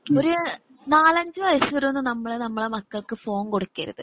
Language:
Malayalam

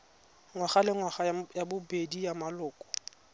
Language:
Tswana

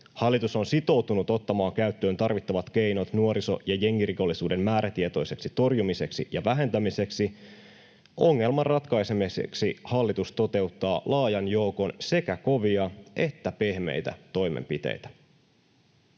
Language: Finnish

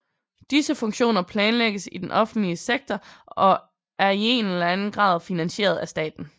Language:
Danish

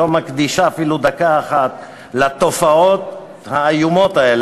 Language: Hebrew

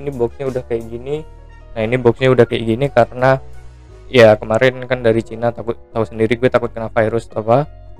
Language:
Indonesian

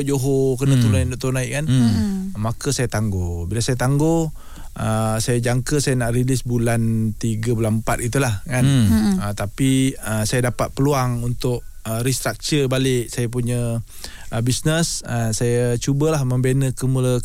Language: Malay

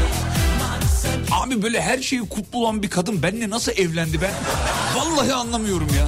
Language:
Turkish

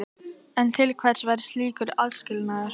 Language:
Icelandic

